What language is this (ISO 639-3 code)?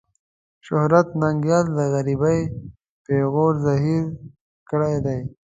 pus